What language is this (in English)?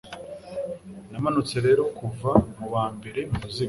Kinyarwanda